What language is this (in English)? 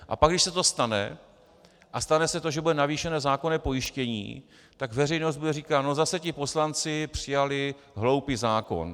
Czech